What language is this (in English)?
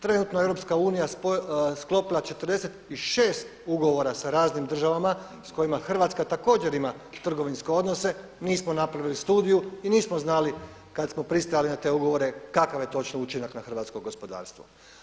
Croatian